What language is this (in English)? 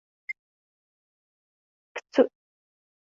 Kabyle